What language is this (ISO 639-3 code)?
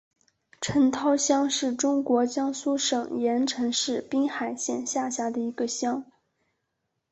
zho